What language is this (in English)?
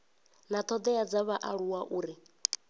Venda